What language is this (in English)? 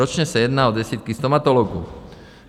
Czech